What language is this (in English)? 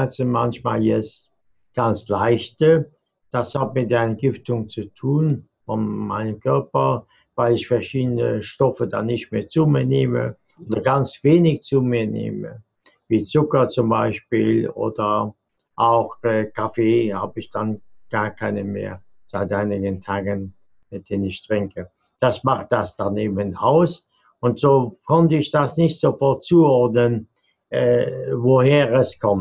German